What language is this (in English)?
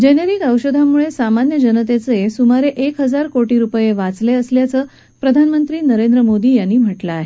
Marathi